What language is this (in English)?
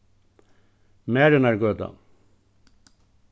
Faroese